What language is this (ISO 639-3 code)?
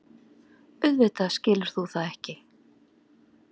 isl